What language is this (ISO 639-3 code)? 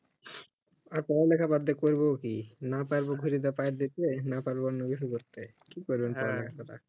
ben